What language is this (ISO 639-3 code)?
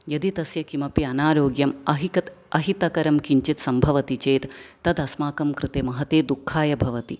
san